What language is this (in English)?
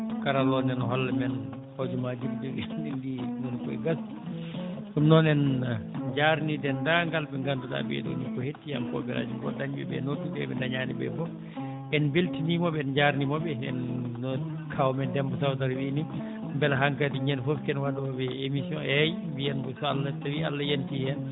Fula